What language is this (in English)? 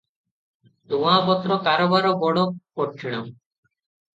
Odia